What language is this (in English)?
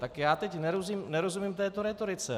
Czech